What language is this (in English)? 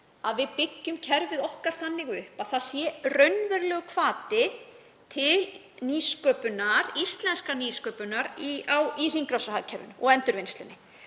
Icelandic